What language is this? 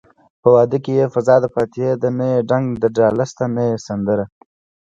Pashto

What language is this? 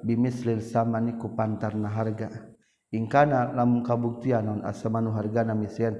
Malay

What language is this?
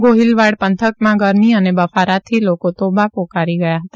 Gujarati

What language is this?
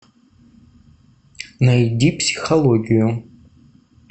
Russian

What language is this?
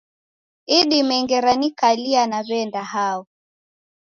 Taita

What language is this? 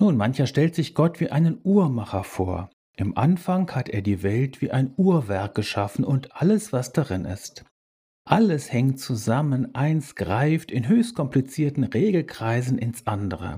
German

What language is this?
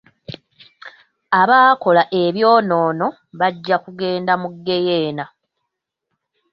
Ganda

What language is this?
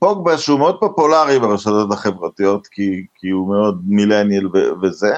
Hebrew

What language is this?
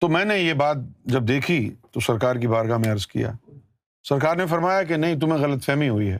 Urdu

